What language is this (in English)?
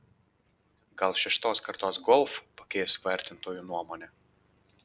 Lithuanian